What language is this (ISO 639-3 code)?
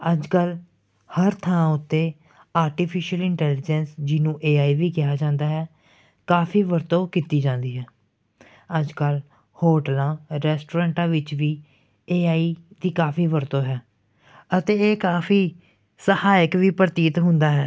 pan